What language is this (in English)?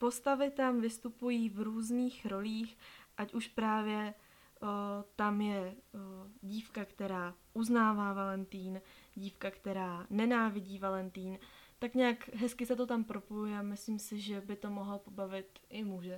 Czech